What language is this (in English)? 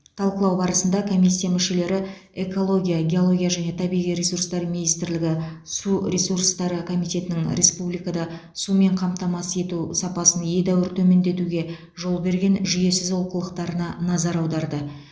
Kazakh